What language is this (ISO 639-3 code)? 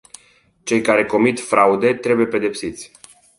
ron